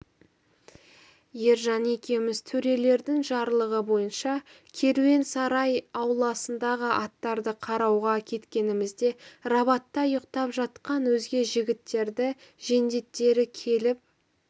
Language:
Kazakh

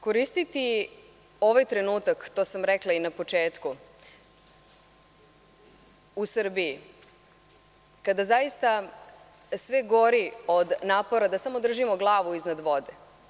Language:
Serbian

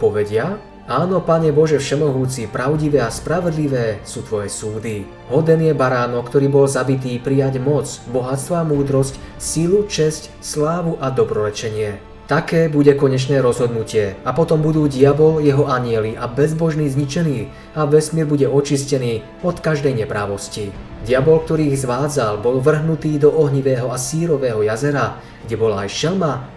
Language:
Slovak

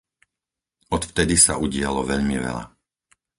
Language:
Slovak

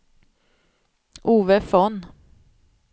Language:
Swedish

